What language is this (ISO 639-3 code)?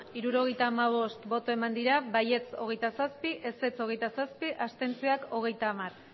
eus